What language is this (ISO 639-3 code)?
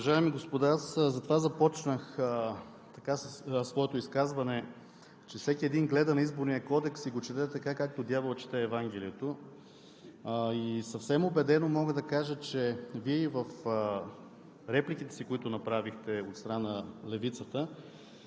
bul